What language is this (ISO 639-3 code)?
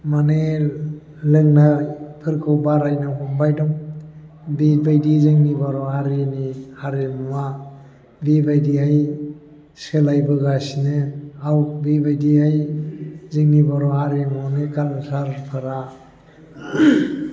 brx